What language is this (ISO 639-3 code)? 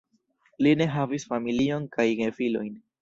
epo